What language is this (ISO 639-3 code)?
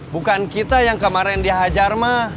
ind